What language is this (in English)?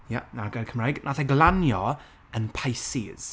Welsh